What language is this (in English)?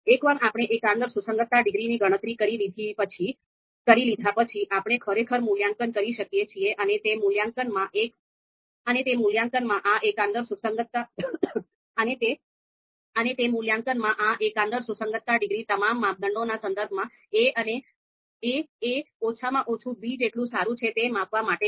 Gujarati